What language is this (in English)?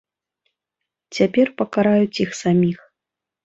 Belarusian